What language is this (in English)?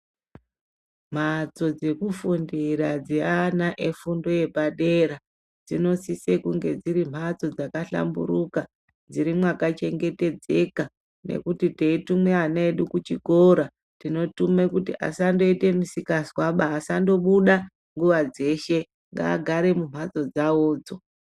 Ndau